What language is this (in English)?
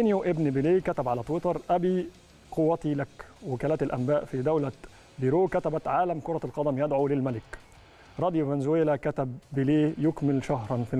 Arabic